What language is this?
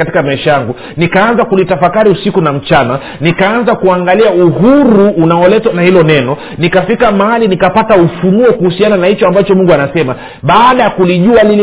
Swahili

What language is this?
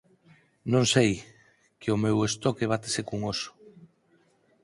Galician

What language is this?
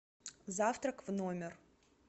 Russian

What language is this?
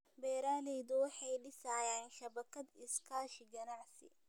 Somali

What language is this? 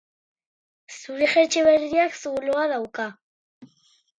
Basque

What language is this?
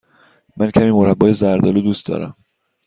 Persian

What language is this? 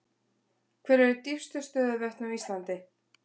Icelandic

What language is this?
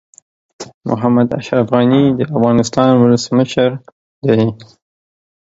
Pashto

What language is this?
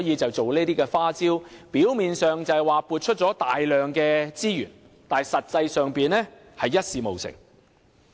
Cantonese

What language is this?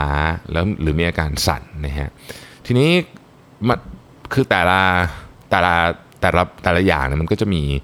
Thai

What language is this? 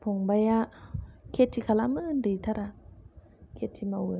Bodo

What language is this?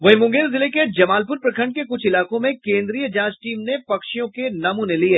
Hindi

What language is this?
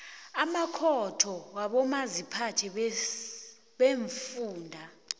South Ndebele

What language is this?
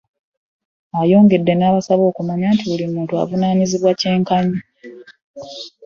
Ganda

